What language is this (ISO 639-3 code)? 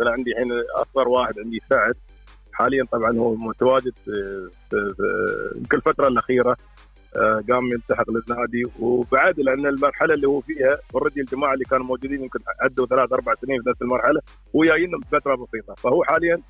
ara